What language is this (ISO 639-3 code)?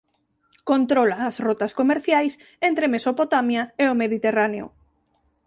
glg